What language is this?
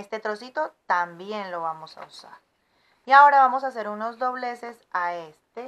Spanish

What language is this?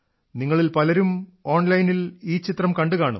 Malayalam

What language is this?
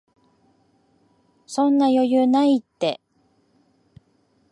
Japanese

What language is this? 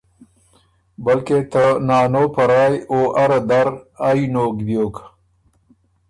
Ormuri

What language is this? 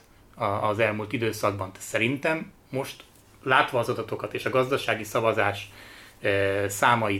Hungarian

